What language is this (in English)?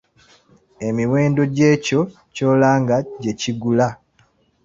Ganda